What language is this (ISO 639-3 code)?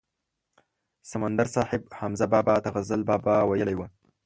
pus